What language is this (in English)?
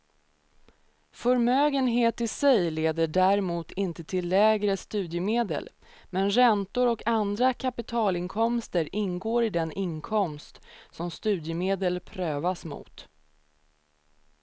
Swedish